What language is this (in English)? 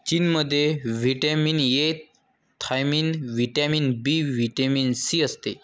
Marathi